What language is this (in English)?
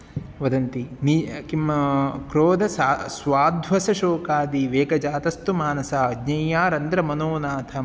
Sanskrit